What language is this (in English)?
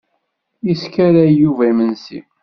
Kabyle